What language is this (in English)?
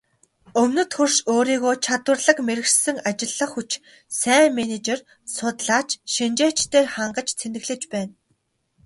Mongolian